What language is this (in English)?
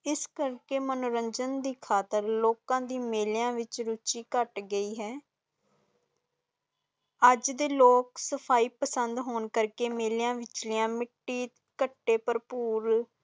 Punjabi